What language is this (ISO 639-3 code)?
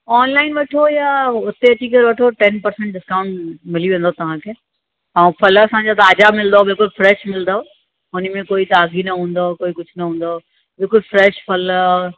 snd